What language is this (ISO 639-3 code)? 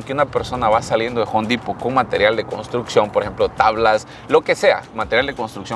spa